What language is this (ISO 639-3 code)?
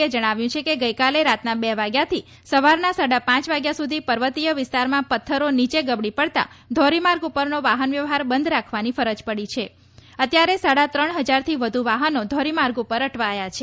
guj